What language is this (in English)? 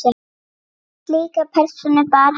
Icelandic